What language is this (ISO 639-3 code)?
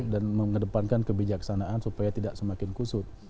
ind